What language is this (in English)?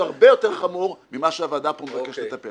Hebrew